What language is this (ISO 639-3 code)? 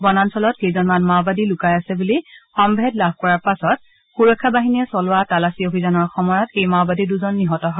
asm